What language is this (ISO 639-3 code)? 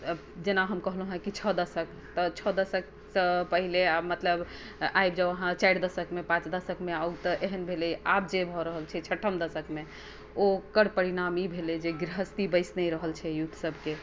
mai